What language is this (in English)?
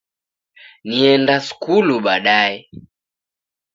Taita